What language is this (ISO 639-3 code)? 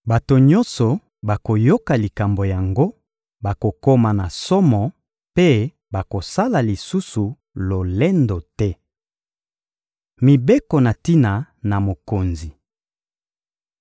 lin